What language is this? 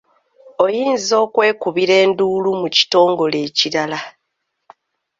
Ganda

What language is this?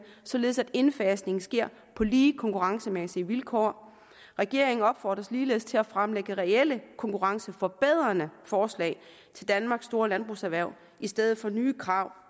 Danish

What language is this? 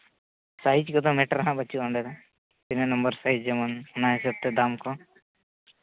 Santali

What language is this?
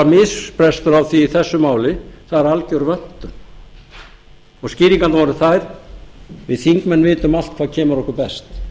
Icelandic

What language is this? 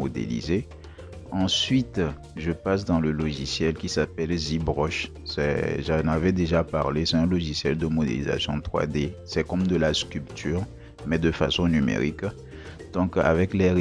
French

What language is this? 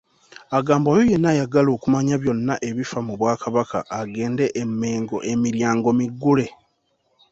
Ganda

